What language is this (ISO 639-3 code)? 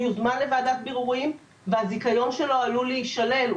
heb